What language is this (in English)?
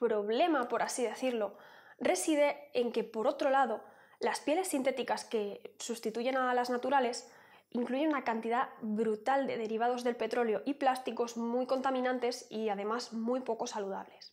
Spanish